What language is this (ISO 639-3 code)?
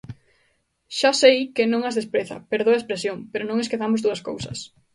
glg